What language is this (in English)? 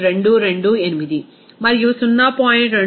Telugu